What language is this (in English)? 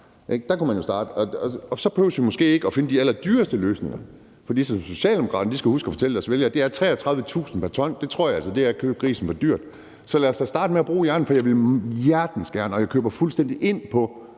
Danish